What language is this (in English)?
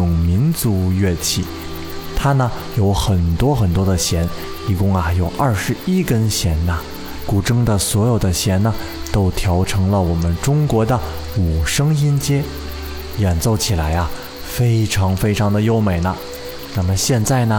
Chinese